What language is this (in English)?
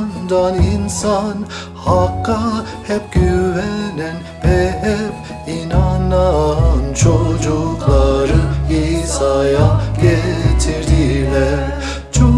Turkish